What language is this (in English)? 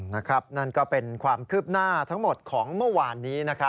Thai